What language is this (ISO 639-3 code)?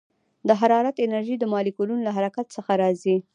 pus